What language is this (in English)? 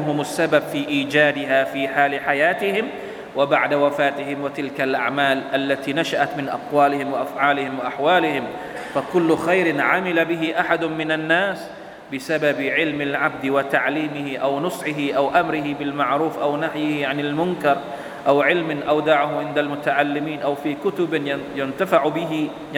Thai